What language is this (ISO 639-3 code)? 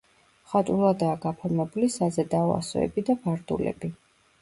kat